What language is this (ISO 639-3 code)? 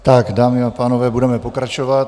ces